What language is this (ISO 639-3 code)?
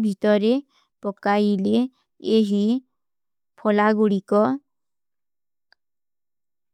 uki